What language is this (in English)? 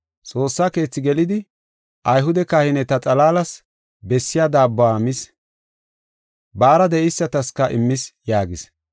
Gofa